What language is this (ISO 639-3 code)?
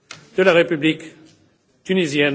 fra